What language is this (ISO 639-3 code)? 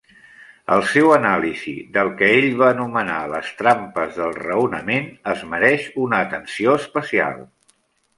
cat